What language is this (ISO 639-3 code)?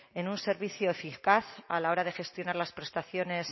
spa